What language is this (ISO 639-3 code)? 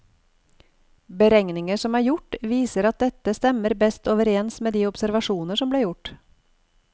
nor